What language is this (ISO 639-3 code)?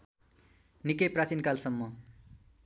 nep